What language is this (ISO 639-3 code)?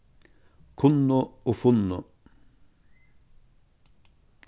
fao